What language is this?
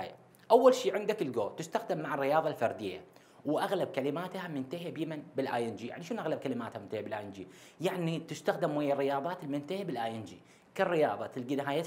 Arabic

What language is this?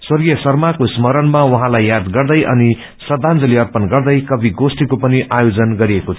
Nepali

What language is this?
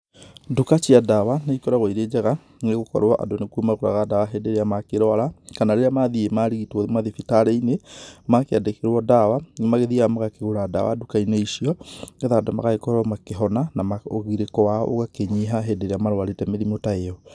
Kikuyu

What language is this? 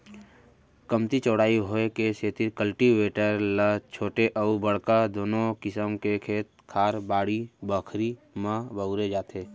Chhattisgarhi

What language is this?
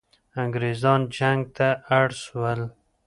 Pashto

